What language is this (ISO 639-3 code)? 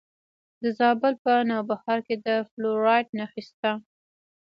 pus